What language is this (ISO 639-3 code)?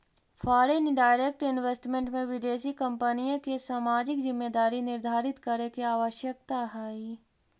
mag